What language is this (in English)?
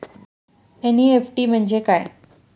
Marathi